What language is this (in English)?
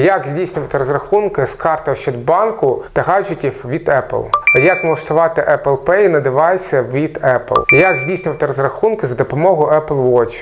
Ukrainian